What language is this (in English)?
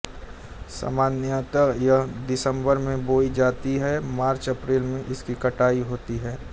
Hindi